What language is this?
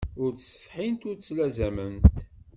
Kabyle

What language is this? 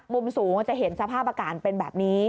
Thai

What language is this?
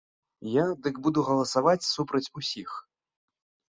Belarusian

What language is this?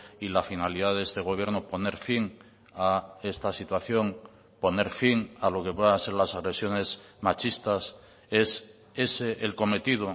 Spanish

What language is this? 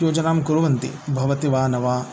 Sanskrit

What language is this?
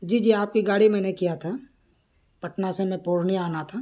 Urdu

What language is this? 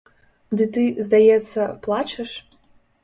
Belarusian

